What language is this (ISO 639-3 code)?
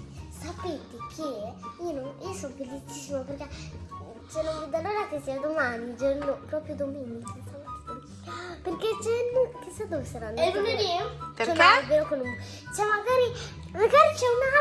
ita